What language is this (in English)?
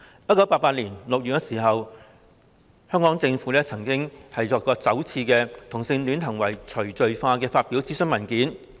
Cantonese